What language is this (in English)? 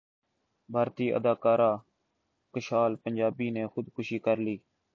Urdu